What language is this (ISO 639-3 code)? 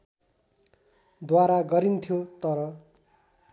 nep